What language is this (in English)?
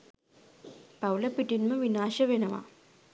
Sinhala